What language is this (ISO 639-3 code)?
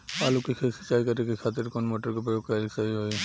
bho